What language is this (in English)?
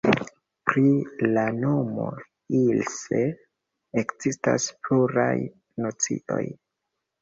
Esperanto